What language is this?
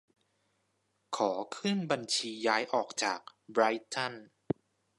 Thai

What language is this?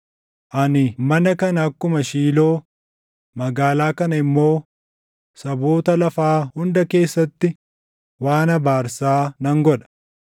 Oromo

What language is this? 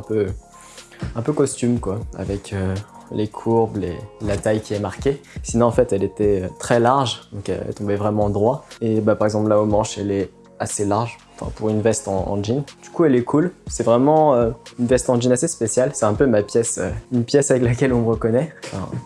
French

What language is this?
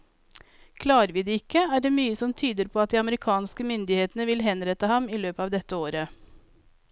Norwegian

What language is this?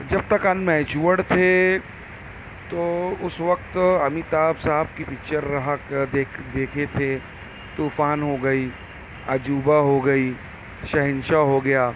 Urdu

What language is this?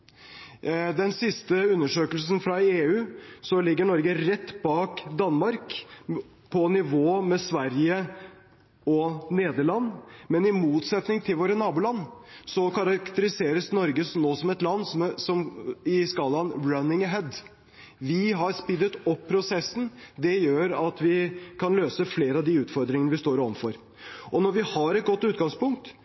Norwegian Bokmål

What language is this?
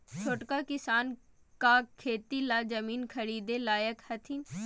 Magahi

